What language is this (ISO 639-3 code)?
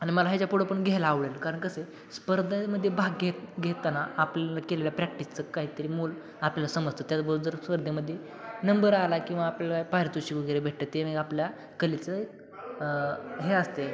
mar